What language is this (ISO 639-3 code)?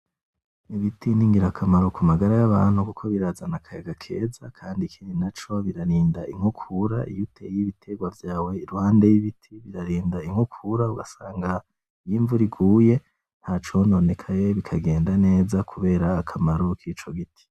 run